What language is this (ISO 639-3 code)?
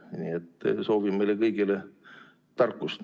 est